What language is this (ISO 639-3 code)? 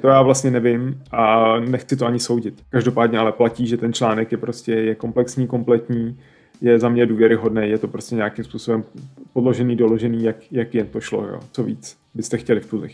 ces